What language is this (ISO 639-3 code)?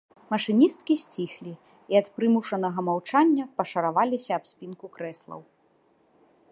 bel